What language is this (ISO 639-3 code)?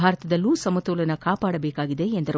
kan